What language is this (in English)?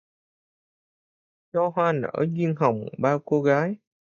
Vietnamese